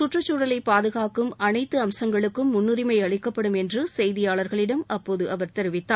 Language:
Tamil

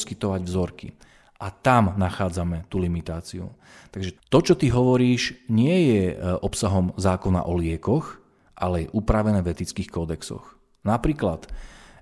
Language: Slovak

